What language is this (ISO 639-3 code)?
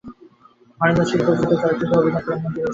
ben